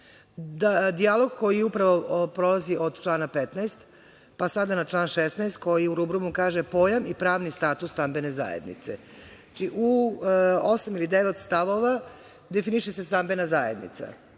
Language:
Serbian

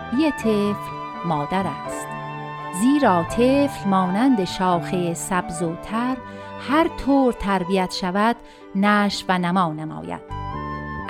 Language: Persian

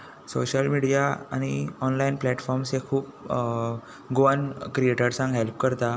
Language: Konkani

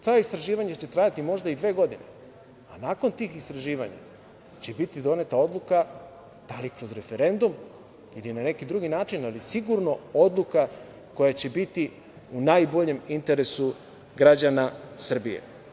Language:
Serbian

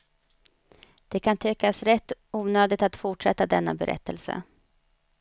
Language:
Swedish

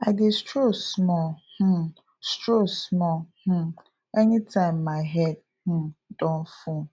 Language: Nigerian Pidgin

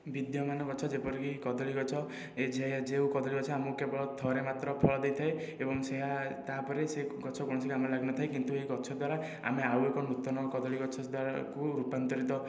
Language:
Odia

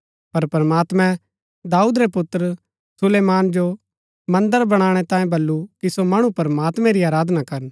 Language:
Gaddi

